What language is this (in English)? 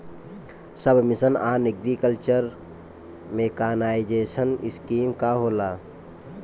Bhojpuri